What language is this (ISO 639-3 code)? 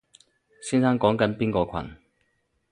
yue